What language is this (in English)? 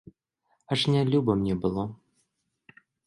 Belarusian